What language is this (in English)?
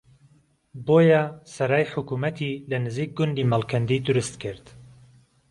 Central Kurdish